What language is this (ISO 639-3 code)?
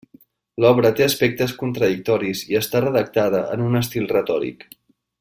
cat